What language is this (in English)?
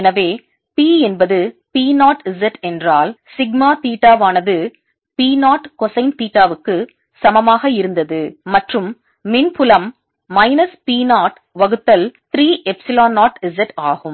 Tamil